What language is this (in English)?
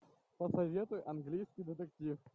Russian